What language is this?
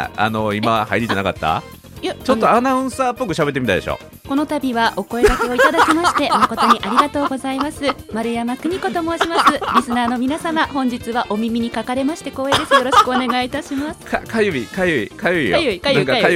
Japanese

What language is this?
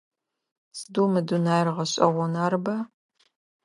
Adyghe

